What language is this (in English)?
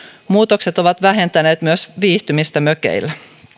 Finnish